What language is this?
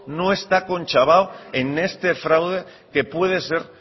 Spanish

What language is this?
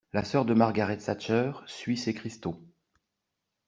French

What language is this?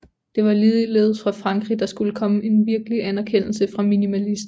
Danish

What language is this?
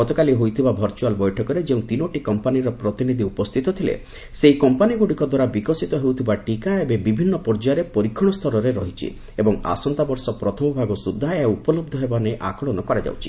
Odia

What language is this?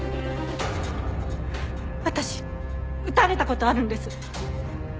Japanese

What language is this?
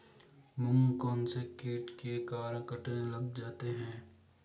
Hindi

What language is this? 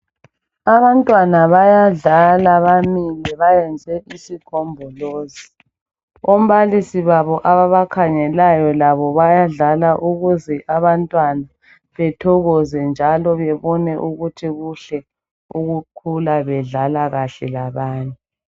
North Ndebele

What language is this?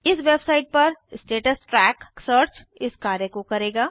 Hindi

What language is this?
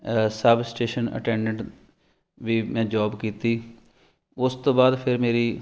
Punjabi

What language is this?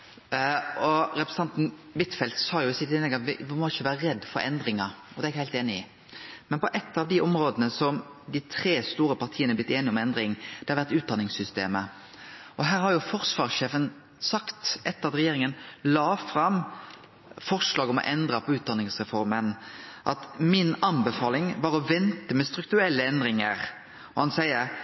Norwegian Nynorsk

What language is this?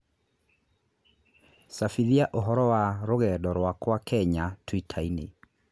Kikuyu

